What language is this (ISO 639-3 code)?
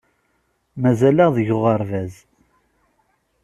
kab